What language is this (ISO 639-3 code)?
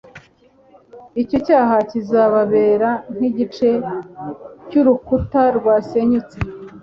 kin